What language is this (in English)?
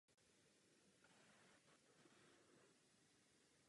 Czech